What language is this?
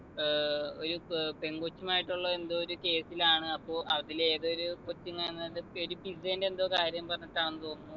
Malayalam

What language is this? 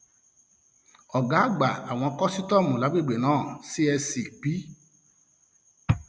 Yoruba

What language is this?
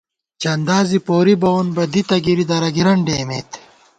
Gawar-Bati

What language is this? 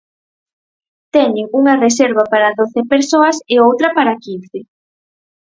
Galician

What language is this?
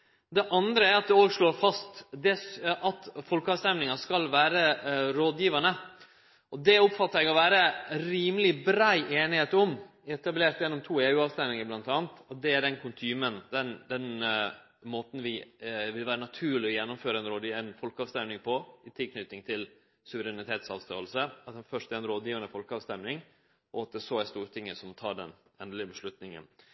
Norwegian Nynorsk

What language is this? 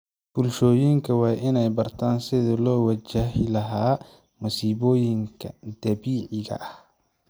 Somali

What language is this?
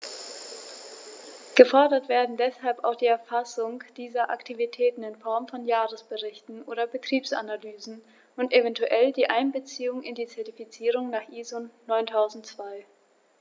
German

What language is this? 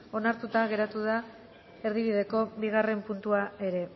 Basque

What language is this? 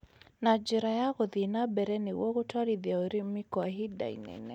Kikuyu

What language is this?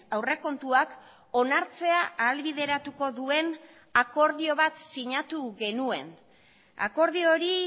Basque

